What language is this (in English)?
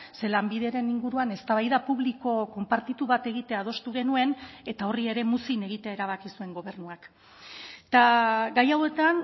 Basque